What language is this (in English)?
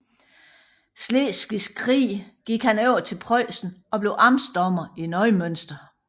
Danish